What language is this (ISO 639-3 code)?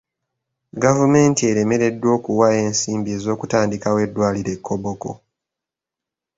lug